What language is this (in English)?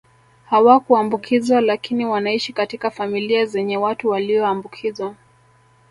Swahili